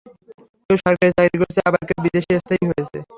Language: Bangla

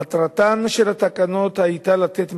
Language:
Hebrew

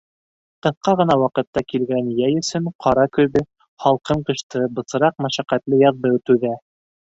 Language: Bashkir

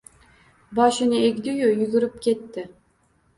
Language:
Uzbek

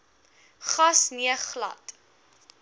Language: Afrikaans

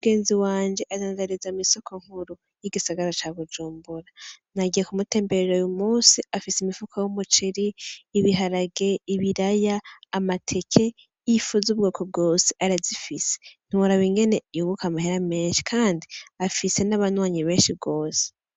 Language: Rundi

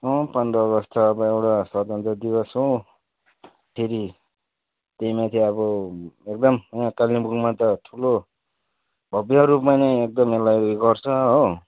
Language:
Nepali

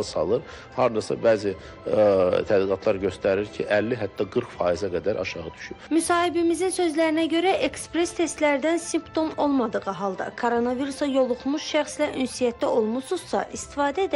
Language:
Turkish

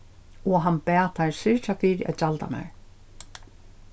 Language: Faroese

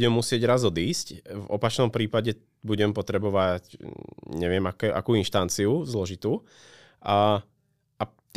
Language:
Czech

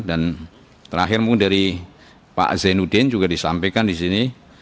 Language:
Indonesian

